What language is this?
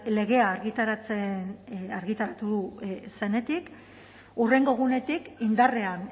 Basque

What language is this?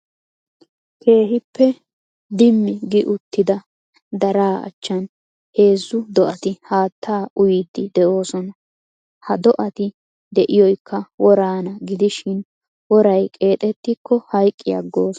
Wolaytta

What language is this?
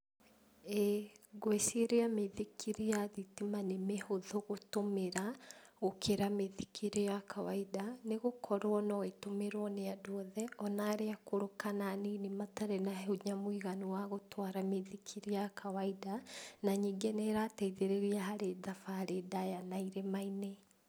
Kikuyu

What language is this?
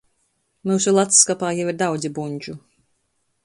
Latgalian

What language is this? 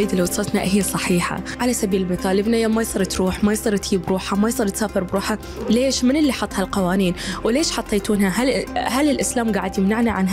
Arabic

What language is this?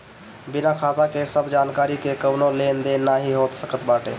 Bhojpuri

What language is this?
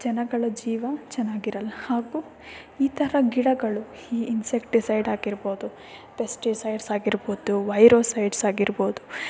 Kannada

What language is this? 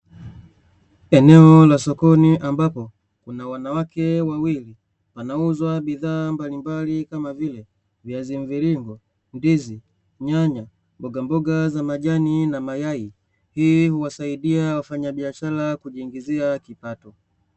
Swahili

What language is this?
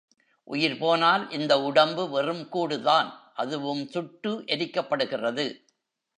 Tamil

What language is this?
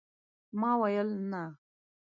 Pashto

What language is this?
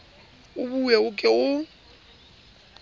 Southern Sotho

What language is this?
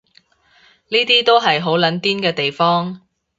Cantonese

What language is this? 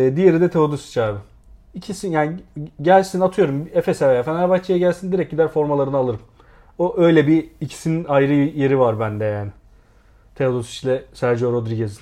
Turkish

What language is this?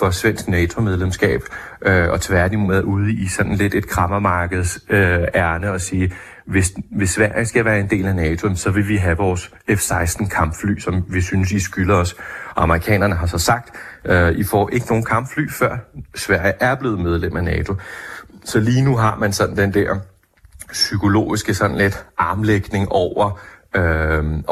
Danish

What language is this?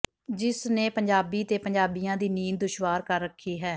Punjabi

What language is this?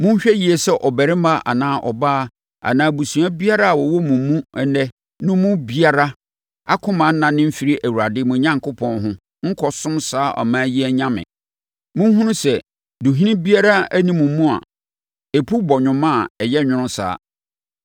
Akan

